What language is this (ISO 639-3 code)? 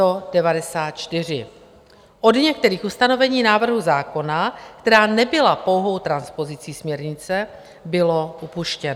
ces